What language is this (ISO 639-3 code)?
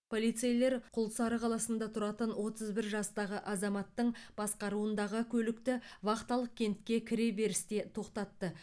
kaz